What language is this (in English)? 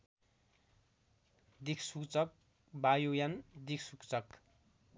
Nepali